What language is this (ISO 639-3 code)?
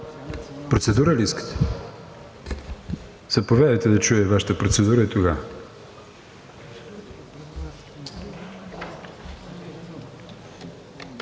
bul